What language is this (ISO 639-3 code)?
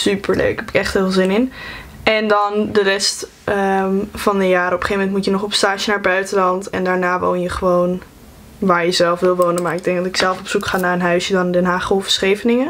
nld